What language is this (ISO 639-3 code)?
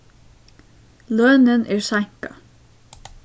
fao